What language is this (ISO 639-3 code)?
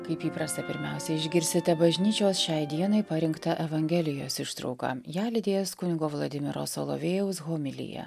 lit